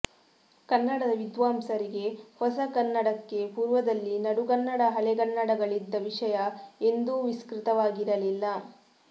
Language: Kannada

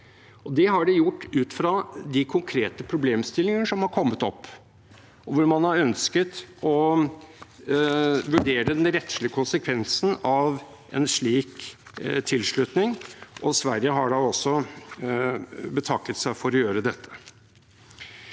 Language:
Norwegian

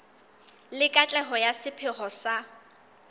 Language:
Southern Sotho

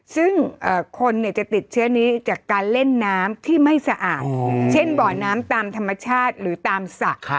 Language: Thai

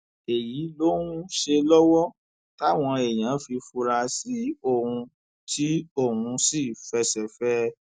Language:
Yoruba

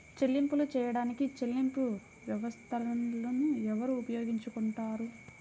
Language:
Telugu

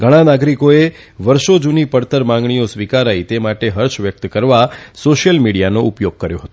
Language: Gujarati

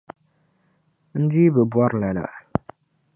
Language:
Dagbani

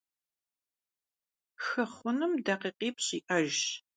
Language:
Kabardian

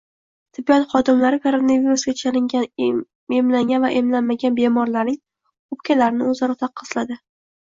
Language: Uzbek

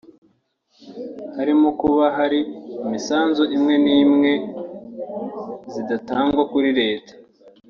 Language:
Kinyarwanda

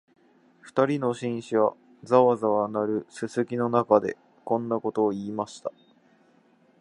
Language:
Japanese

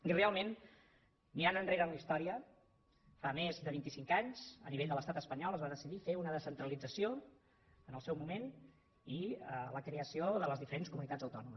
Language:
Catalan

